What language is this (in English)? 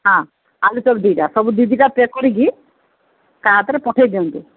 Odia